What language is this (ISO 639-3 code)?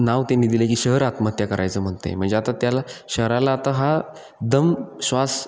mar